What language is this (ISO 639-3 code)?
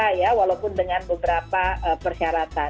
ind